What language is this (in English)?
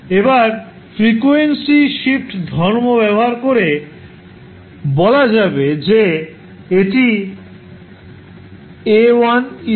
Bangla